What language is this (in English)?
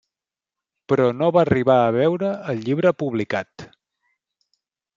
Catalan